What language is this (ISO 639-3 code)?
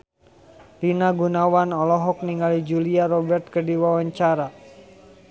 sun